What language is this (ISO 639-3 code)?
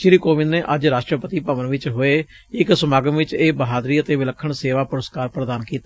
pan